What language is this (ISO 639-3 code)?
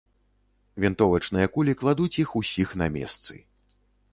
bel